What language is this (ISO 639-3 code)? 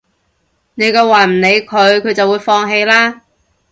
yue